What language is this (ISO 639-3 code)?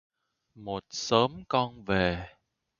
vie